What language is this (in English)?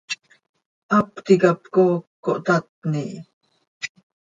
Seri